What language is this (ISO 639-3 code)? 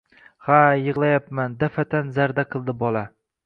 uzb